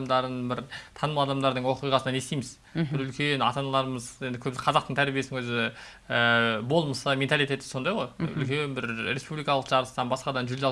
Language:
Turkish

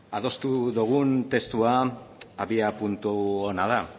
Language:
Basque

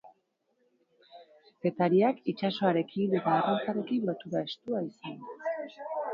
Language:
Basque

